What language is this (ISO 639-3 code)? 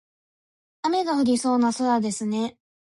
jpn